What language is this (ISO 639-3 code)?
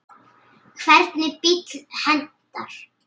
isl